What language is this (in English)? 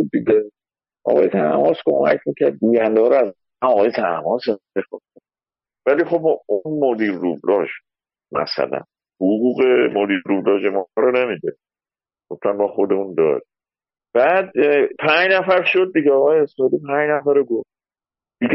Persian